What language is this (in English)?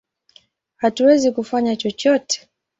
Swahili